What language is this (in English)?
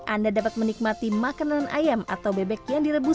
Indonesian